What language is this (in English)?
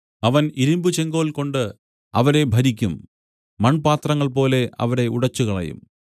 Malayalam